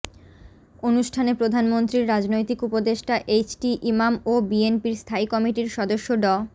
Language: Bangla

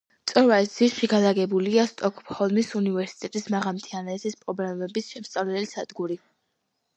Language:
Georgian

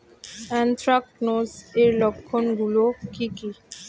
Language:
Bangla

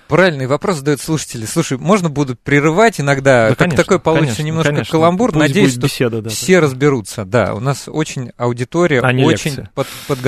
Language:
Russian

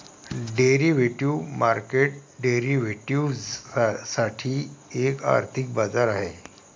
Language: Marathi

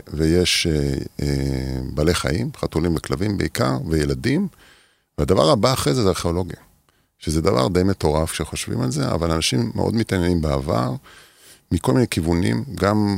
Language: Hebrew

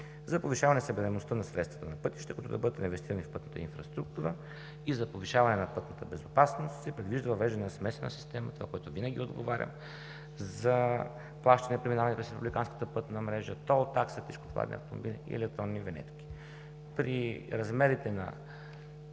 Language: Bulgarian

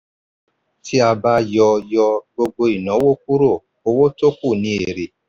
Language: Yoruba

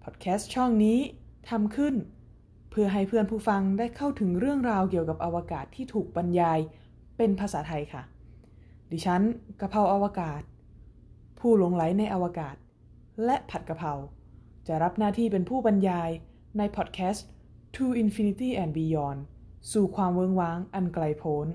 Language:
Thai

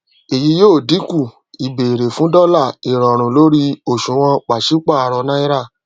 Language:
Yoruba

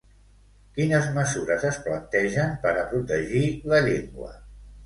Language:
Catalan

